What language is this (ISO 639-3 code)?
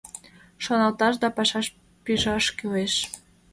chm